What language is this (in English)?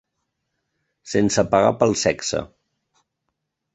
Catalan